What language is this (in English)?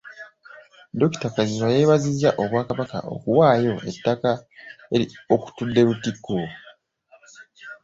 Ganda